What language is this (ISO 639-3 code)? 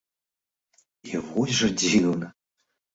bel